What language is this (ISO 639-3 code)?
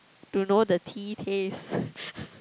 eng